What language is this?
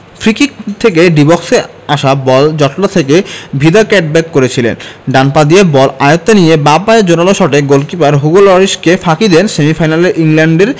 Bangla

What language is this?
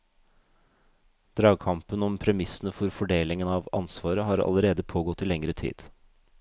Norwegian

